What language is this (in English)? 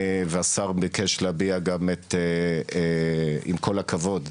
Hebrew